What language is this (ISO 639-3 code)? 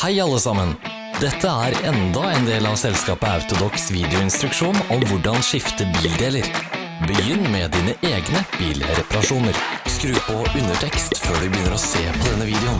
nor